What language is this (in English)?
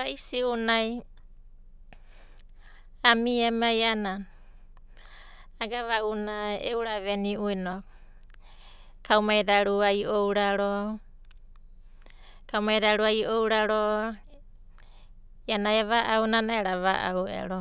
Abadi